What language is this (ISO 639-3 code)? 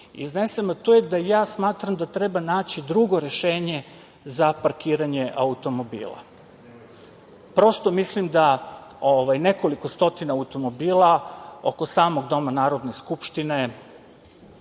srp